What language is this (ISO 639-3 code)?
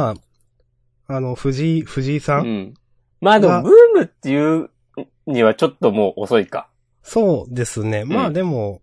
jpn